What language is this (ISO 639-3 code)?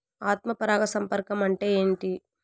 tel